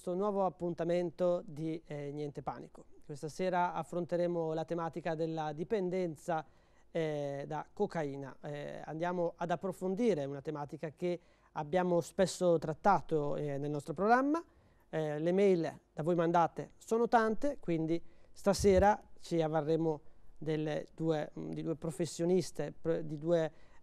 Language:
Italian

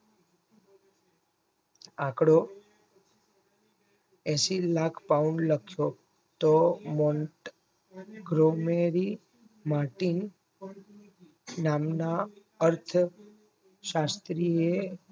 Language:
Gujarati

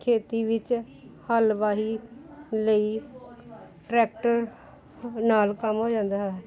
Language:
Punjabi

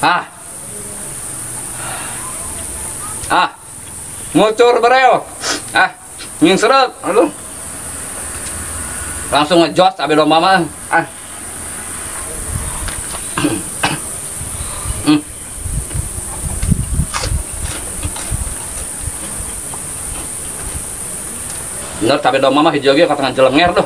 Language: Indonesian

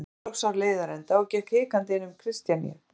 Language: Icelandic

